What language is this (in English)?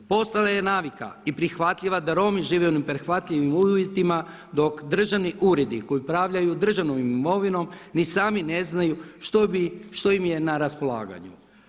Croatian